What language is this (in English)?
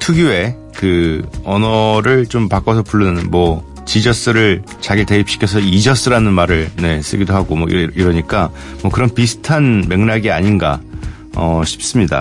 Korean